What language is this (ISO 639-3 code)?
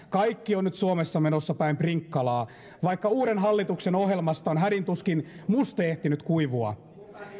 fin